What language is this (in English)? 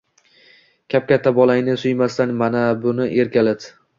Uzbek